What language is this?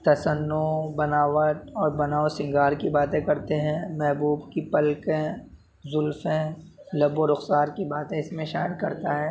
Urdu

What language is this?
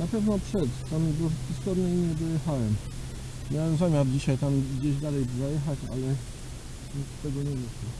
Polish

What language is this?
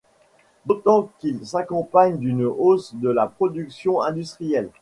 French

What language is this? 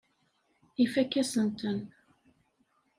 Kabyle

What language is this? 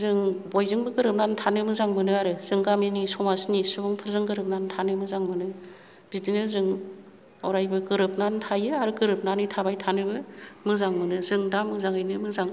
Bodo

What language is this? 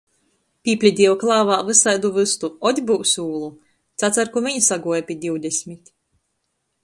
Latgalian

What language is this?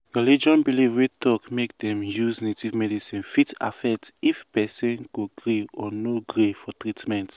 Nigerian Pidgin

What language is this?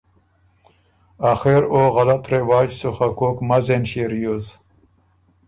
Ormuri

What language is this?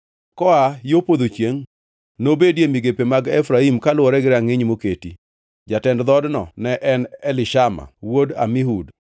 Luo (Kenya and Tanzania)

